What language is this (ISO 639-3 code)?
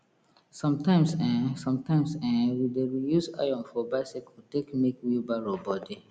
pcm